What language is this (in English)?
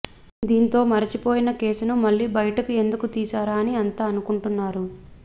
Telugu